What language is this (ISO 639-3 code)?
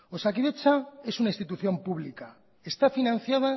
spa